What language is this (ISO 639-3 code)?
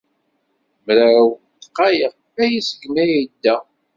kab